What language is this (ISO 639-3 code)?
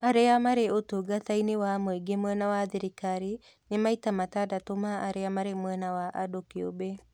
kik